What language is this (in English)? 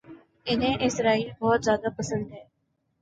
Urdu